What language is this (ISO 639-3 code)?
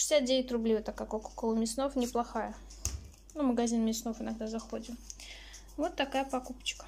rus